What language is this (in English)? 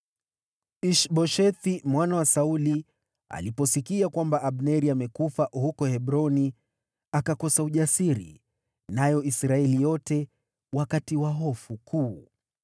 Swahili